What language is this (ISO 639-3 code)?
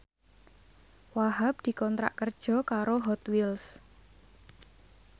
jav